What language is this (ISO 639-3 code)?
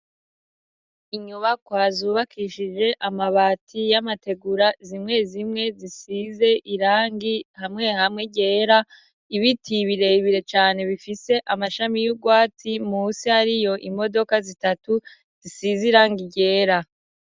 run